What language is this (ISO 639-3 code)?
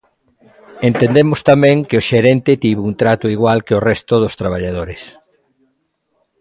glg